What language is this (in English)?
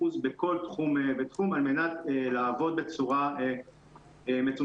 Hebrew